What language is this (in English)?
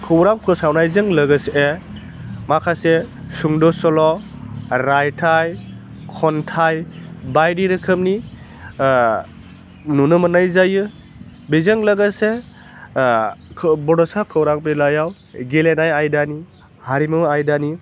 Bodo